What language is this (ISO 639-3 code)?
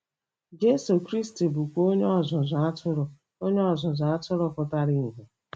ibo